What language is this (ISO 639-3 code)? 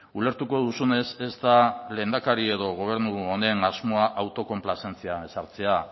eus